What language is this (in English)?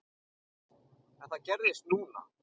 Icelandic